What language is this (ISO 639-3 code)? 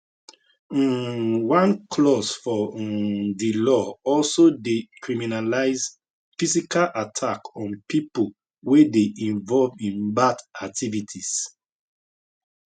pcm